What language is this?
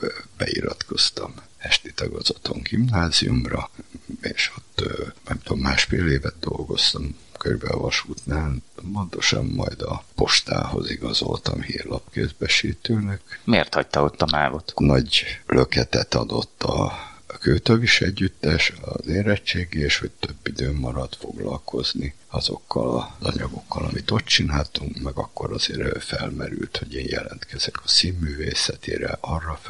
Hungarian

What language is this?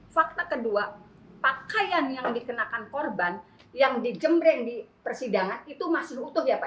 Indonesian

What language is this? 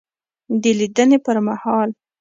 Pashto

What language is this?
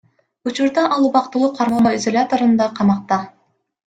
Kyrgyz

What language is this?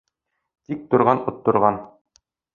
Bashkir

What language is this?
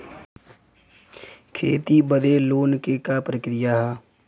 Bhojpuri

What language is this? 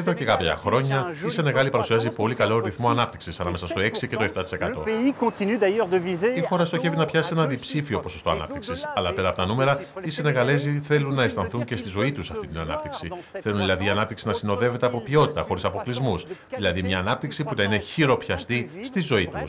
Greek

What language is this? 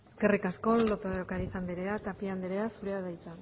Basque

